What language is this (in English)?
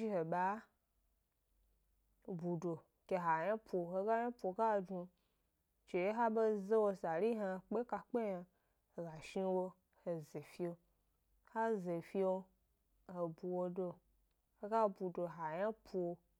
Gbari